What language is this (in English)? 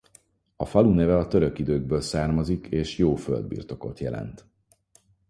Hungarian